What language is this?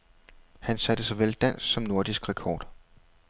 Danish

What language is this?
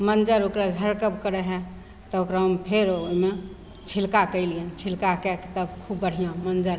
Maithili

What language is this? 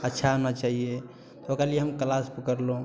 Maithili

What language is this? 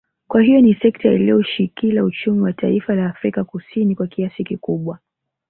Swahili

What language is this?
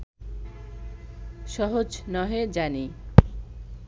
Bangla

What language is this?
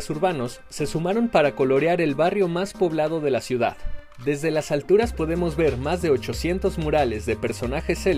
Spanish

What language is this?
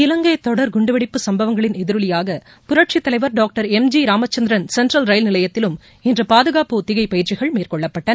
Tamil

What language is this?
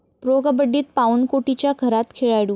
Marathi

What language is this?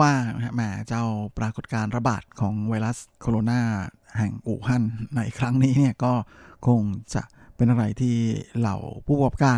Thai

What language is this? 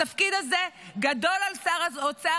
Hebrew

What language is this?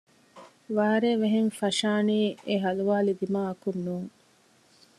Divehi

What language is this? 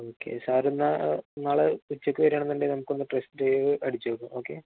Malayalam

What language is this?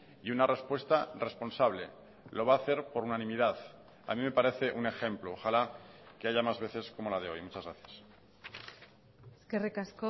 Spanish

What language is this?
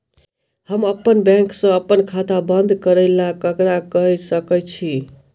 Maithili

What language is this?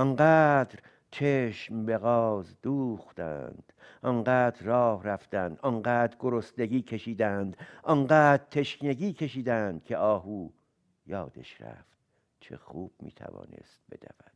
Persian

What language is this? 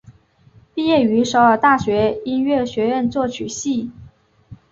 Chinese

